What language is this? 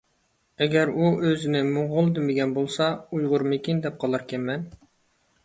Uyghur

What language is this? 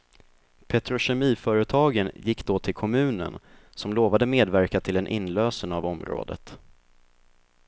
Swedish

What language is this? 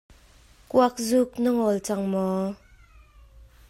Hakha Chin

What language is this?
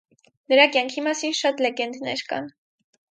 Armenian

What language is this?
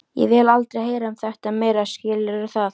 Icelandic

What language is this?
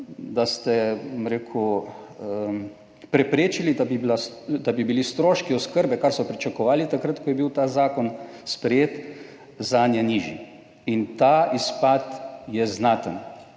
Slovenian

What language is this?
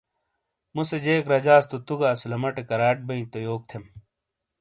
Shina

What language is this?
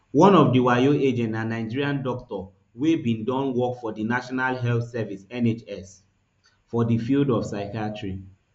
Nigerian Pidgin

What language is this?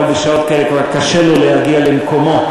Hebrew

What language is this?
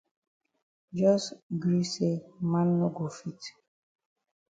Cameroon Pidgin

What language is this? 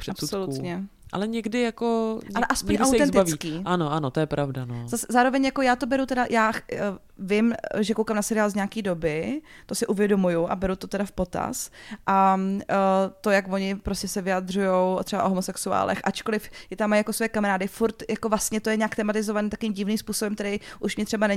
Czech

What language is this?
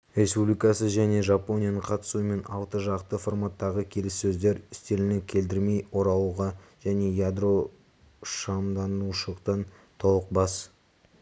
Kazakh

